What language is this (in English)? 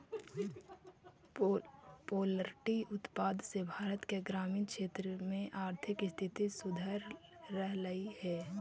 Magahi